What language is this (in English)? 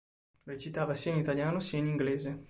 Italian